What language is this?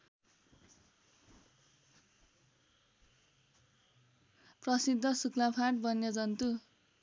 Nepali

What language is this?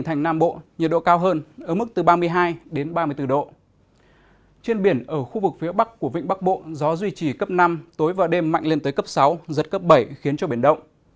Vietnamese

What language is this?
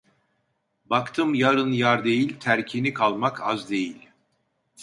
Turkish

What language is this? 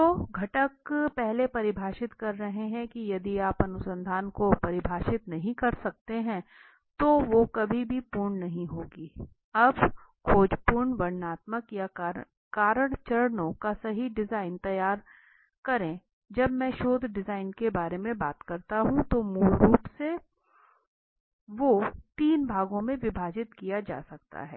Hindi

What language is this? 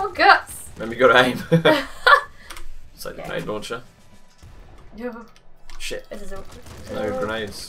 English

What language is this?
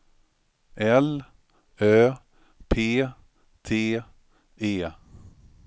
Swedish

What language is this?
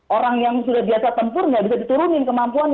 Indonesian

